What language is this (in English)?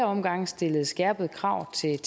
Danish